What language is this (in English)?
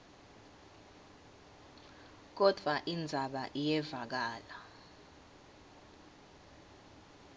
Swati